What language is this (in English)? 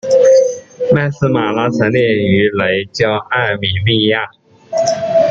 Chinese